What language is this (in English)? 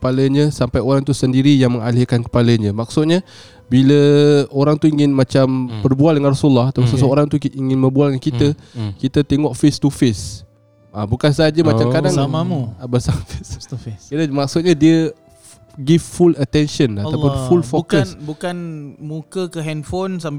Malay